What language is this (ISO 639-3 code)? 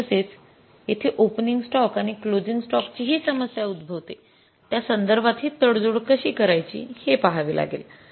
mar